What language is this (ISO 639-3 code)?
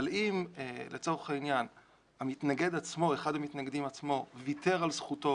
heb